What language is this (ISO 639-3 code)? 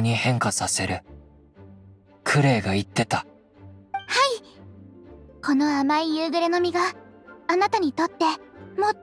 jpn